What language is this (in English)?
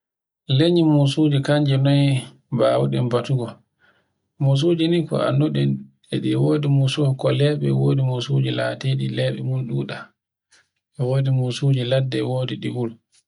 Borgu Fulfulde